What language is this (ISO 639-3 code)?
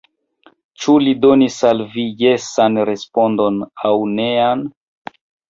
epo